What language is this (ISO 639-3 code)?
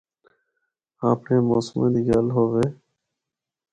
hno